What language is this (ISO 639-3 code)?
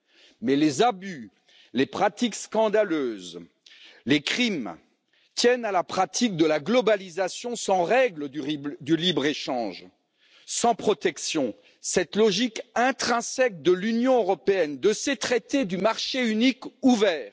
fra